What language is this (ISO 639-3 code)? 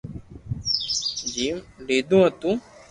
lrk